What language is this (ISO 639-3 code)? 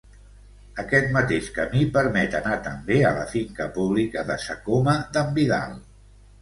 cat